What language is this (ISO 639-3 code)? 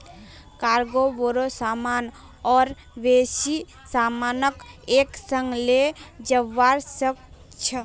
mag